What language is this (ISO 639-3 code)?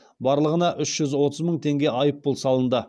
kaz